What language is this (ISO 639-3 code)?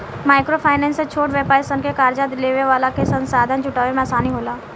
bho